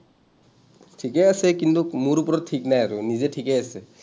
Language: Assamese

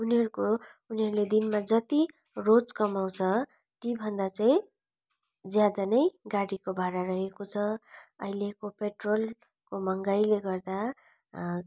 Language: Nepali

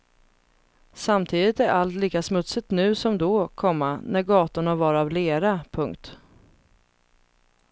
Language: Swedish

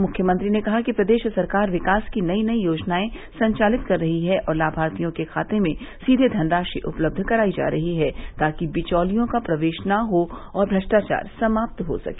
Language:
Hindi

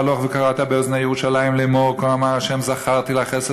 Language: Hebrew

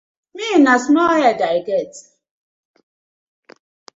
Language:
Nigerian Pidgin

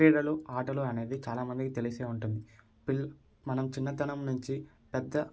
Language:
Telugu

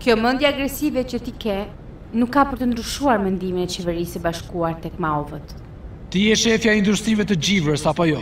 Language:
Romanian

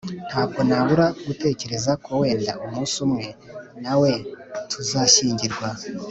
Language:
Kinyarwanda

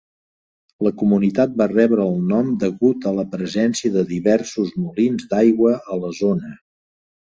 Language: Catalan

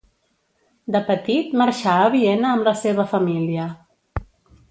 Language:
Catalan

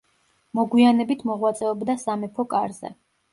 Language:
Georgian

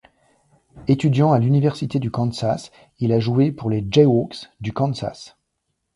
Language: French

